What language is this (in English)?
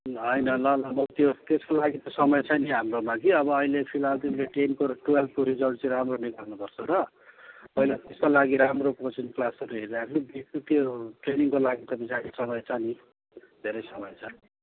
Nepali